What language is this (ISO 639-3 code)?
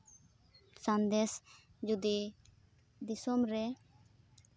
sat